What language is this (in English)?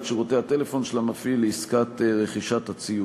Hebrew